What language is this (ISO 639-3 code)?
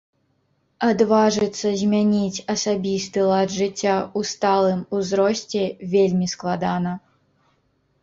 bel